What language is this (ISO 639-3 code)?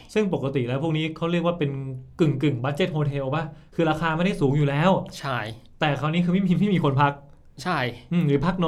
tha